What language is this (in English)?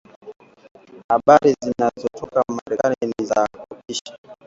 Swahili